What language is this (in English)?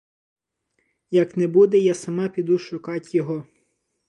Ukrainian